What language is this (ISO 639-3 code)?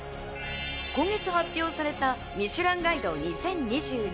jpn